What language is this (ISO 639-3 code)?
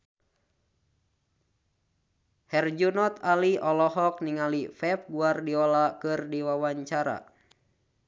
sun